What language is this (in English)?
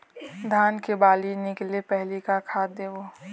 Chhattisgarhi